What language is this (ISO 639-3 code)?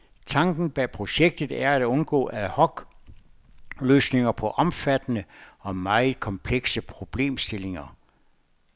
dan